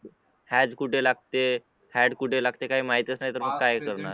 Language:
Marathi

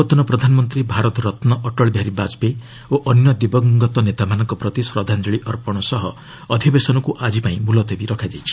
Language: Odia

